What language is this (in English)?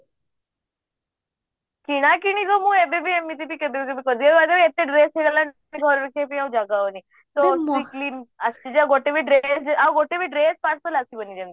Odia